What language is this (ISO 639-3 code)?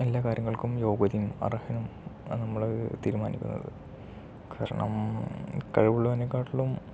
mal